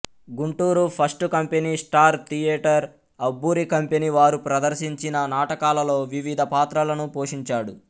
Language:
Telugu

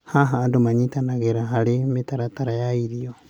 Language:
Kikuyu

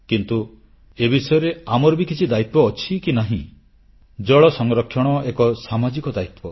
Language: Odia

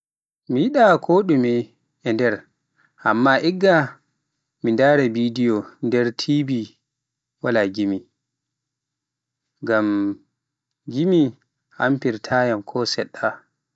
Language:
Pular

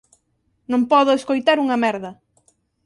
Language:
Galician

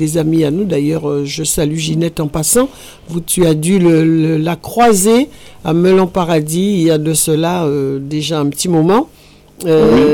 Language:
French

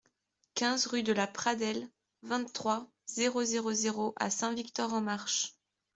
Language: French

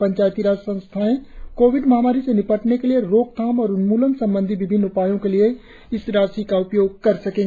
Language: Hindi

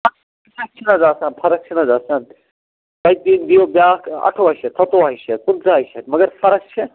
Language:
Kashmiri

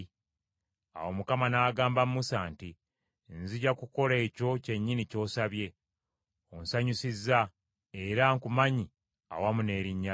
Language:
Ganda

